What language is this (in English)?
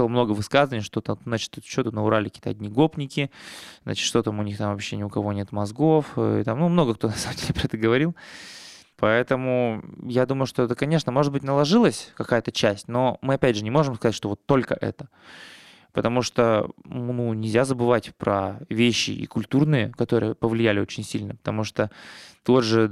Russian